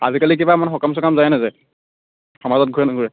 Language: Assamese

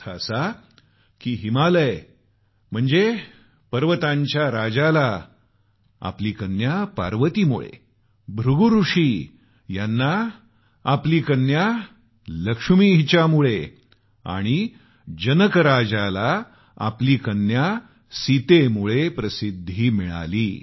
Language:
Marathi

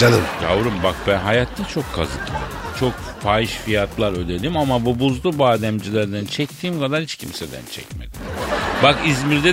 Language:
Turkish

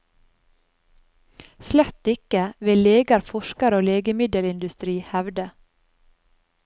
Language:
Norwegian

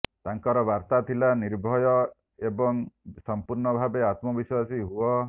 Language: Odia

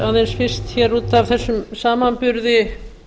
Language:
Icelandic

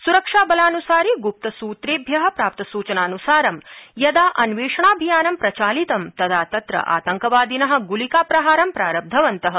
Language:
Sanskrit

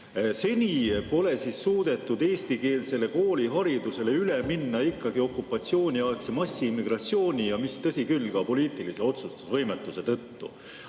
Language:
Estonian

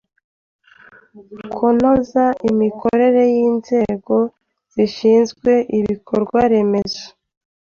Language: Kinyarwanda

